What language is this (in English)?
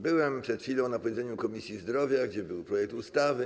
Polish